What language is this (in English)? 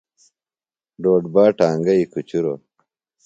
Phalura